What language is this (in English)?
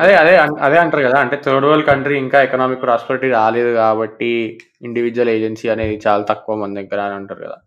Telugu